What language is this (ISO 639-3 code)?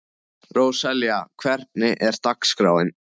isl